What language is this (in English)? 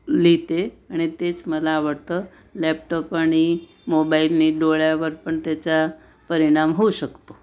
Marathi